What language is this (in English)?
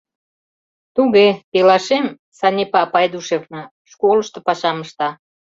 Mari